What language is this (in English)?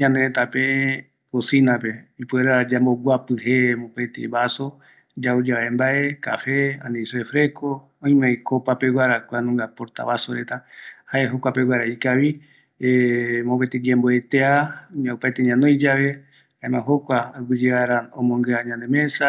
Eastern Bolivian Guaraní